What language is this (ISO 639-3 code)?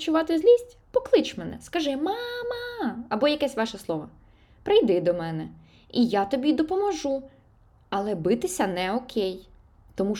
ukr